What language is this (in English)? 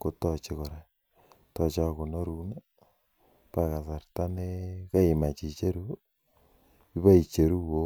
Kalenjin